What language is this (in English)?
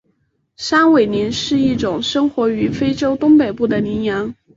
Chinese